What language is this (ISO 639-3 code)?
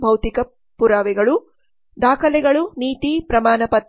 kan